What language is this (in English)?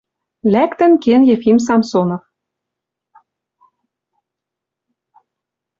Western Mari